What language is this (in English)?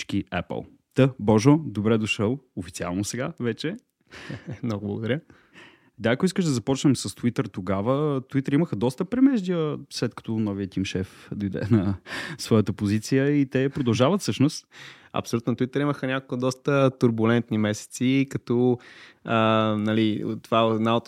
Bulgarian